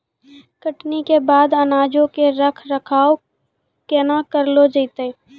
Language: Maithili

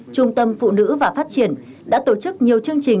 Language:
Vietnamese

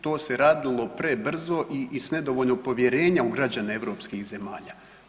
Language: Croatian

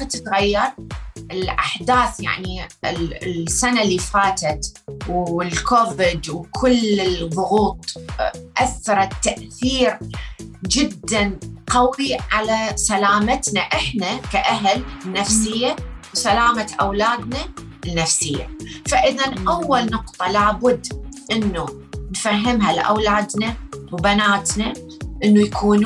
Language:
Arabic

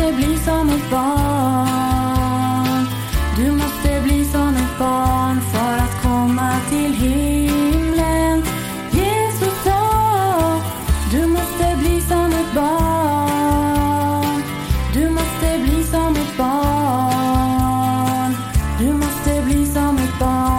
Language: Swedish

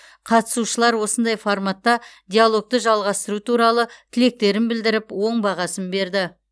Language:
Kazakh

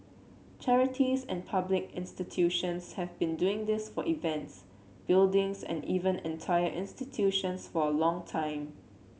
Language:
English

